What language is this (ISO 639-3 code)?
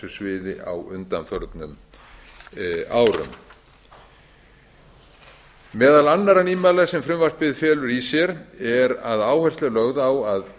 isl